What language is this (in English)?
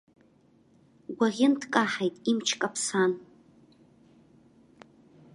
Abkhazian